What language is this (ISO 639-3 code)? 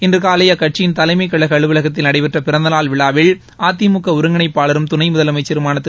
tam